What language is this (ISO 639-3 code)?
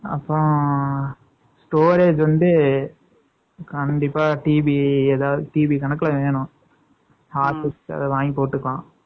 tam